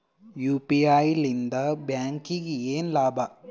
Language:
Kannada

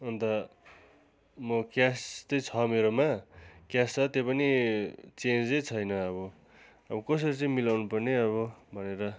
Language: Nepali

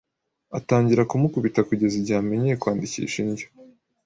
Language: Kinyarwanda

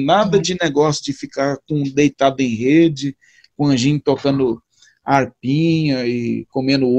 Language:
Portuguese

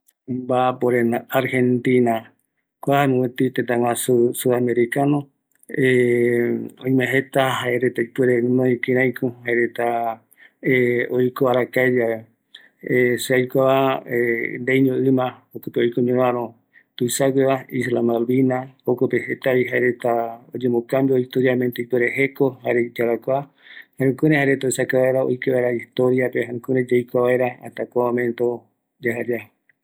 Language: Eastern Bolivian Guaraní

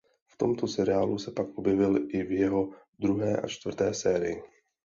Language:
Czech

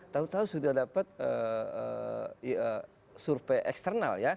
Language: Indonesian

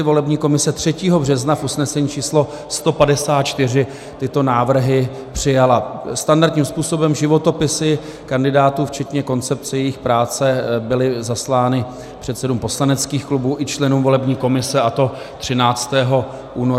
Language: Czech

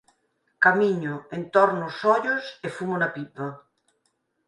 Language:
Galician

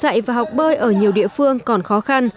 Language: Vietnamese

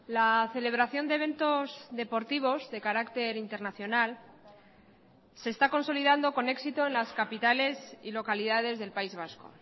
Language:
Spanish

